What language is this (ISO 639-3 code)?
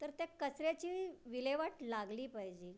mar